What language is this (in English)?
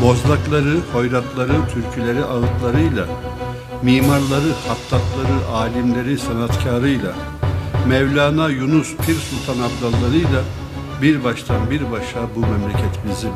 Turkish